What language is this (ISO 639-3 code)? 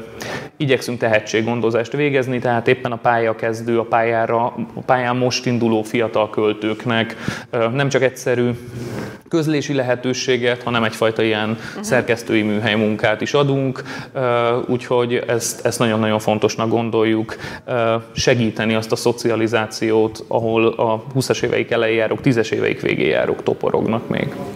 hun